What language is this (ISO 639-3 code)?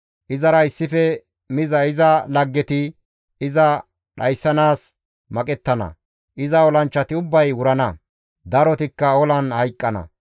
gmv